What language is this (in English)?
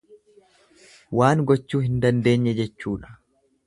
Oromo